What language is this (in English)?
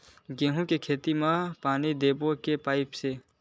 Chhattisgarhi